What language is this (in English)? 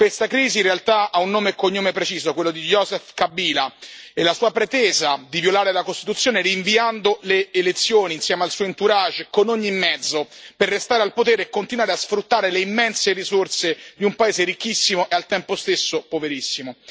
Italian